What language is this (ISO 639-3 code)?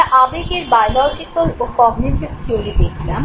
ben